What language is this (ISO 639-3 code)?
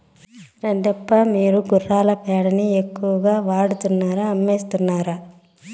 tel